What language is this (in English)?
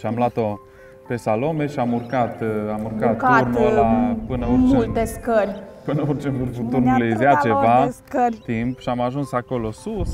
Romanian